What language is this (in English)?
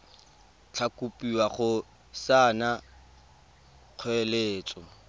Tswana